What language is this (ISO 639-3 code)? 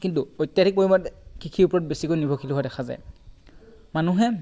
asm